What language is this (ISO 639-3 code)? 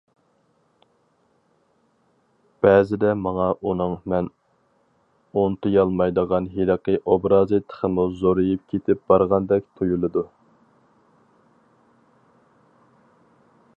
uig